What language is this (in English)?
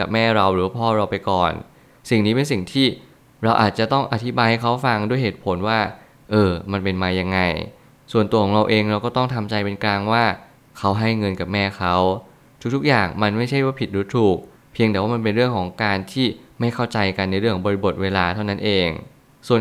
Thai